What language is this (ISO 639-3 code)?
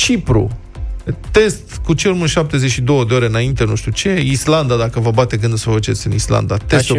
ron